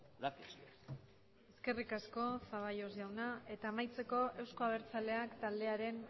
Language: Basque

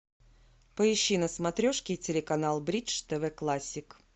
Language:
Russian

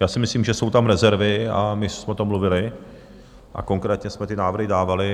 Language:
Czech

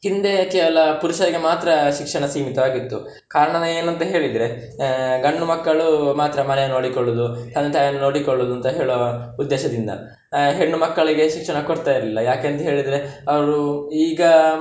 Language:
Kannada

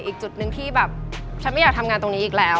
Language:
Thai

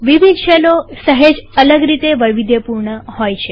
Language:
Gujarati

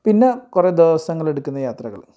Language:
Malayalam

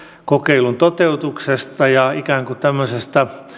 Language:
Finnish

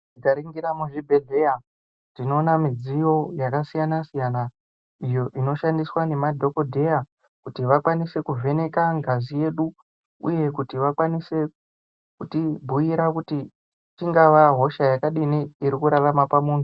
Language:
Ndau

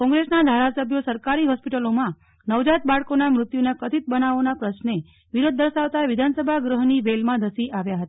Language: Gujarati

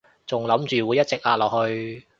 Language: Cantonese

